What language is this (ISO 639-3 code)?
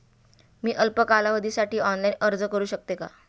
mar